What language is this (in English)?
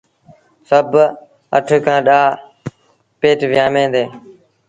Sindhi Bhil